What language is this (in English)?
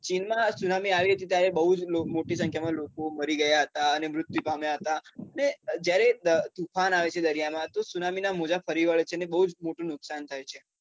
Gujarati